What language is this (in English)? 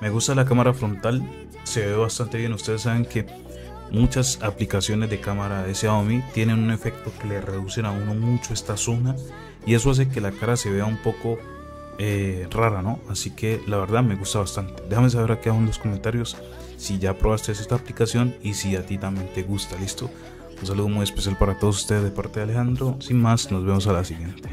Spanish